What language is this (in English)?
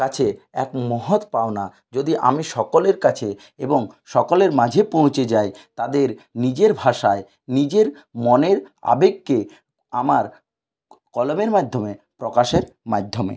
Bangla